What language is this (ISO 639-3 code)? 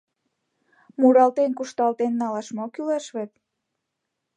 chm